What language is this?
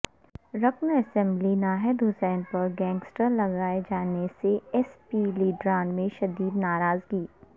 Urdu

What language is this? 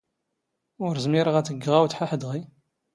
Standard Moroccan Tamazight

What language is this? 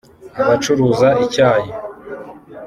Kinyarwanda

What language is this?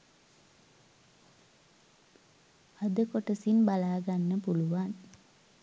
Sinhala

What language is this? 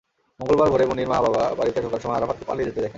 Bangla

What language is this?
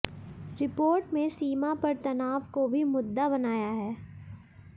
Hindi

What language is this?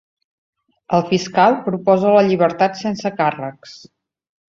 Catalan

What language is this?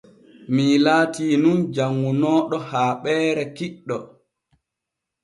Borgu Fulfulde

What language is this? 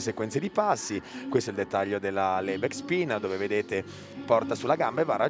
Italian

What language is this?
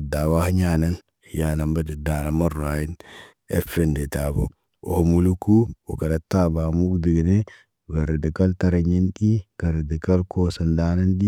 Naba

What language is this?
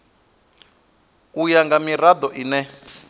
Venda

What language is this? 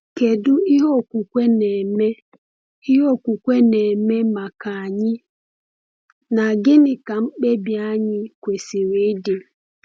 Igbo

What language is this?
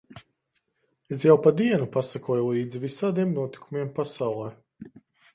Latvian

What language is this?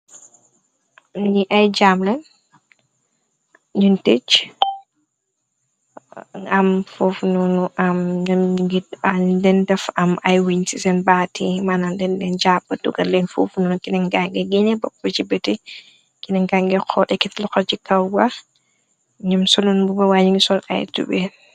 Wolof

